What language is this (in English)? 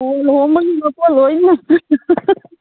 Manipuri